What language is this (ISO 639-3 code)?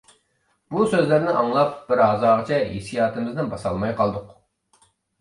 uig